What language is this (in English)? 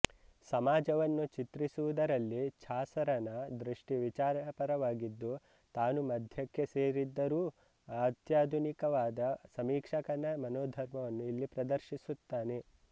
Kannada